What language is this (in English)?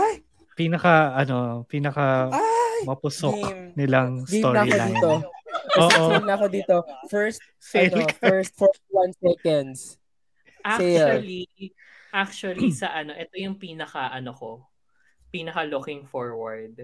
Filipino